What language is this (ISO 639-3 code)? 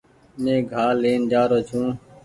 gig